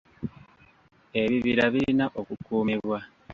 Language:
Ganda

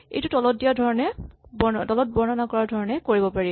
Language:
Assamese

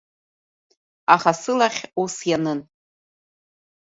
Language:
Abkhazian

